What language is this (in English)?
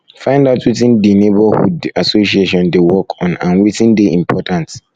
Nigerian Pidgin